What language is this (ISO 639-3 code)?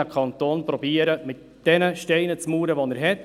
gsw